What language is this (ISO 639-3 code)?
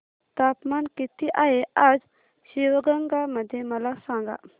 mar